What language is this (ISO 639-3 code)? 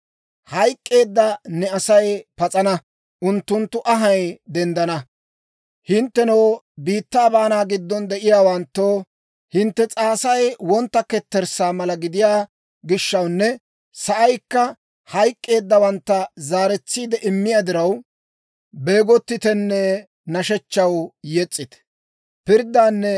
dwr